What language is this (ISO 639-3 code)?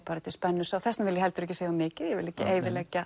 isl